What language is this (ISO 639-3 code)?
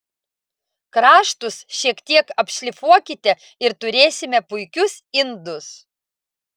lit